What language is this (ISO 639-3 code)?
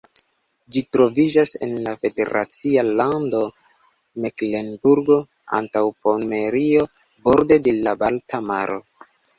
epo